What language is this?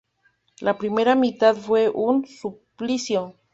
Spanish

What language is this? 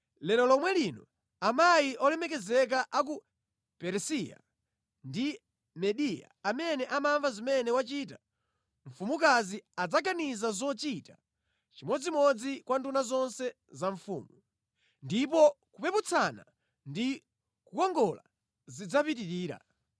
Nyanja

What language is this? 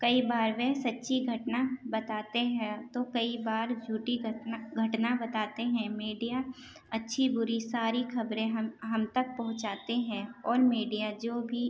Urdu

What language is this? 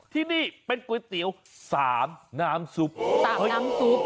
Thai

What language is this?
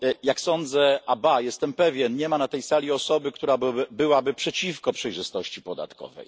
Polish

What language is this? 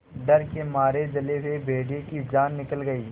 Hindi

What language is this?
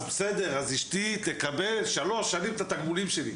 Hebrew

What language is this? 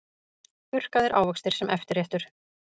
Icelandic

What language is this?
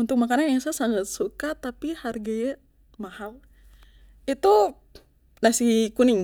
Papuan Malay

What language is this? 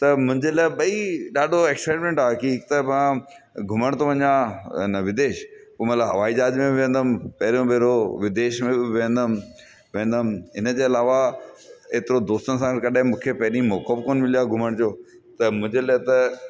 Sindhi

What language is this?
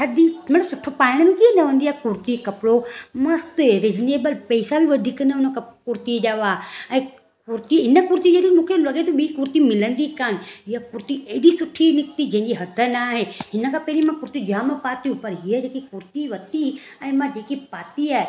Sindhi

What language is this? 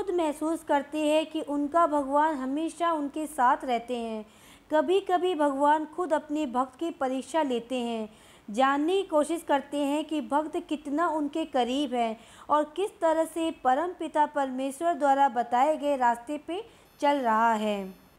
Hindi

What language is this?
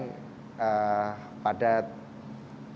Indonesian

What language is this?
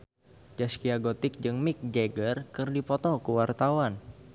Sundanese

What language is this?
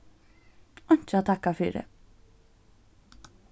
Faroese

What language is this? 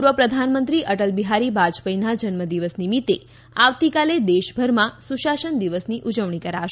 Gujarati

